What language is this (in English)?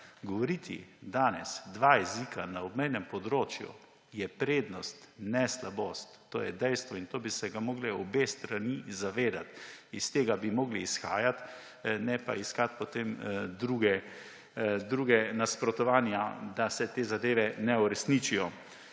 Slovenian